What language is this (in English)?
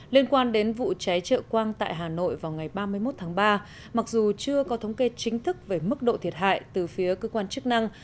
Vietnamese